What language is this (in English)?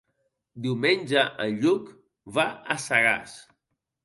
Catalan